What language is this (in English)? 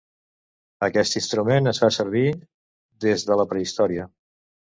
Catalan